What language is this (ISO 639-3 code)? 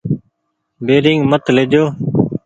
gig